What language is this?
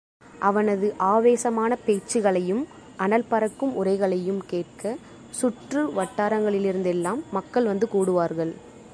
Tamil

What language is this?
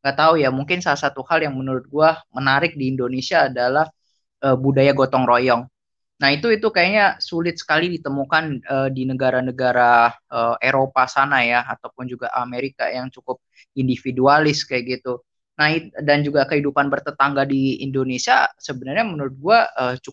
Indonesian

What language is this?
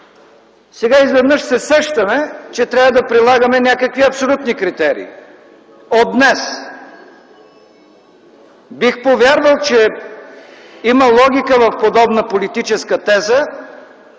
Bulgarian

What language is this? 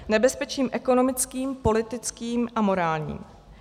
Czech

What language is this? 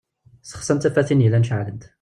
Kabyle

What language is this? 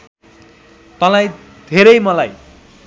Nepali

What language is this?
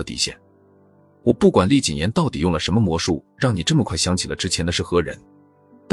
Chinese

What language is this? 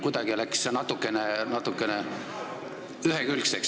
Estonian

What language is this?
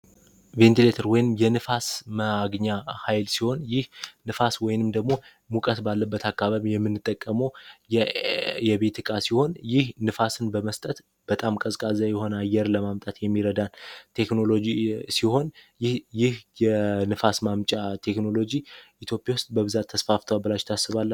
Amharic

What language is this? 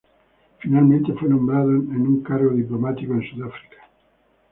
Spanish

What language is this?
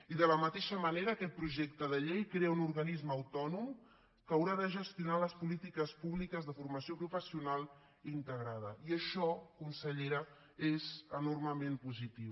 Catalan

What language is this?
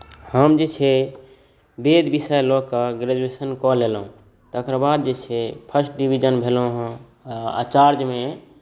Maithili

